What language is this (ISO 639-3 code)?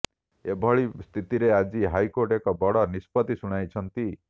ori